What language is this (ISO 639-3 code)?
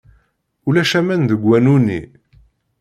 kab